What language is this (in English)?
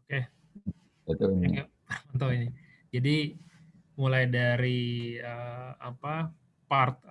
Indonesian